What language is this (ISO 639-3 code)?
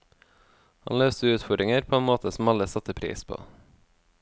nor